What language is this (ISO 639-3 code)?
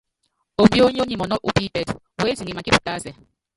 yav